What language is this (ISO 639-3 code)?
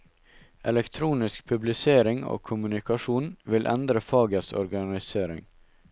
nor